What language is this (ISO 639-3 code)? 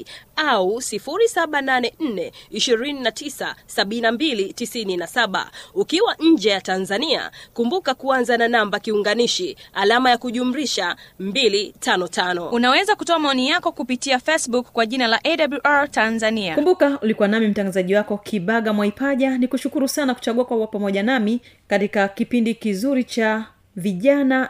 swa